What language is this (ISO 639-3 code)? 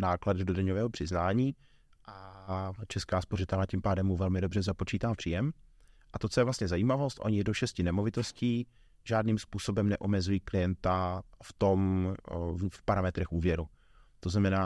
ces